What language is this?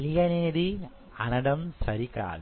Telugu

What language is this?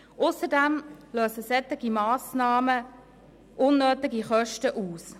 Swiss German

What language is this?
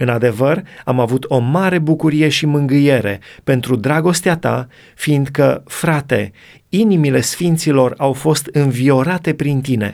Romanian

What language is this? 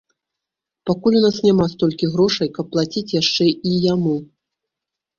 Belarusian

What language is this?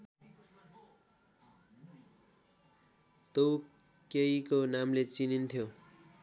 Nepali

